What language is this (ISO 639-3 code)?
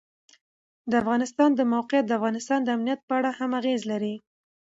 pus